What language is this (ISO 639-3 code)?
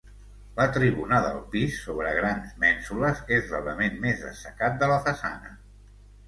cat